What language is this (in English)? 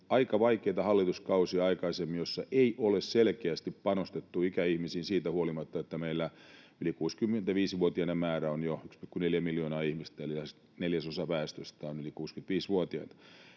Finnish